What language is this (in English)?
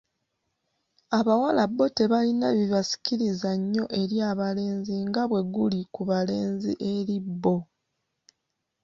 Ganda